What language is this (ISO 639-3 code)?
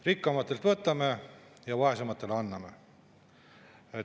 est